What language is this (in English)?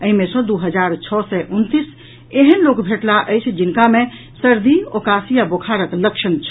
Maithili